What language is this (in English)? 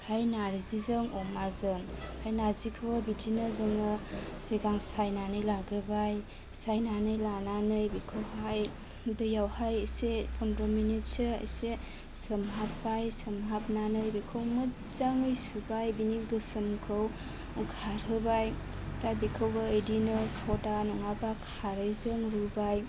Bodo